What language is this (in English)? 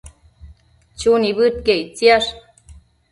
Matsés